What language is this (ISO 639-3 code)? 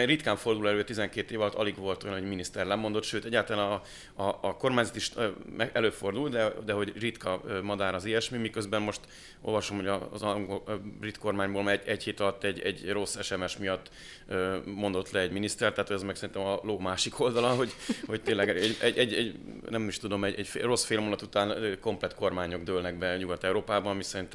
hun